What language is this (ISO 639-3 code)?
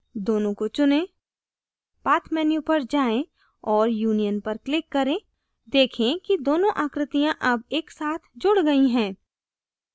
hin